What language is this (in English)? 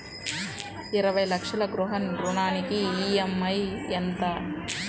Telugu